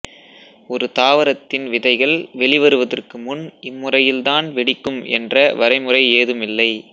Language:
Tamil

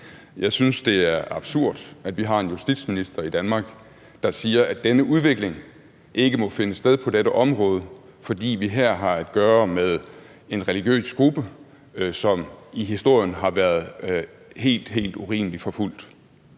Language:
Danish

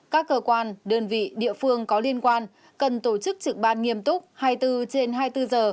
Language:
Vietnamese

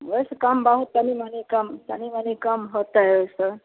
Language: Maithili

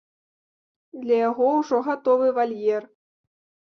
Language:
Belarusian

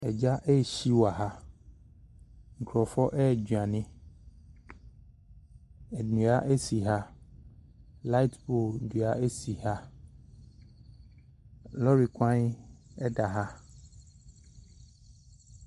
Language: Akan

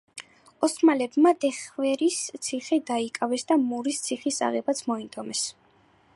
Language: Georgian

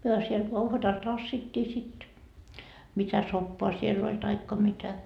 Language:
Finnish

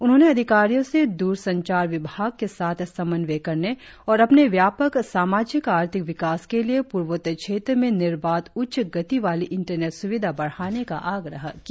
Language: Hindi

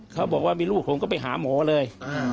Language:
Thai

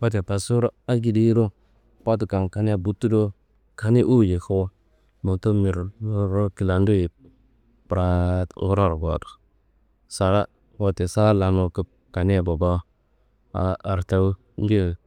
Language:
Kanembu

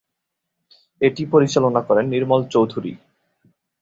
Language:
Bangla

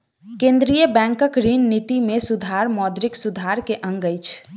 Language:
Maithili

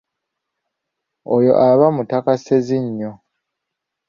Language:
Ganda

